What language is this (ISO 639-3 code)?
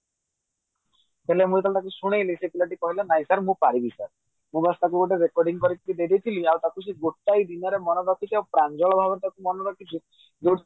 ori